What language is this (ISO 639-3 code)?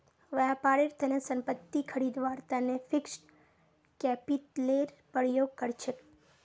mag